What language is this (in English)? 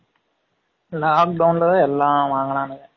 Tamil